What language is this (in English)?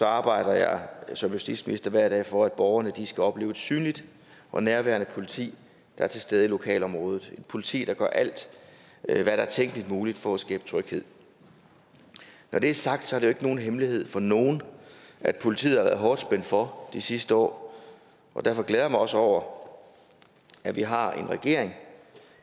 Danish